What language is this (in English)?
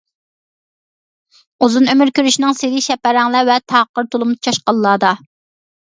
Uyghur